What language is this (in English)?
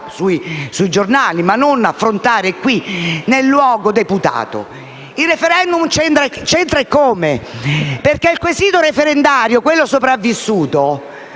Italian